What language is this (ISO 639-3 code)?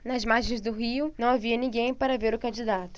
por